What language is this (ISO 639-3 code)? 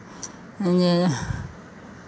mai